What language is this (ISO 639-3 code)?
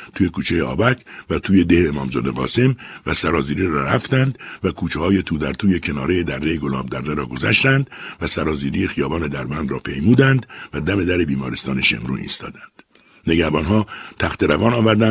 fas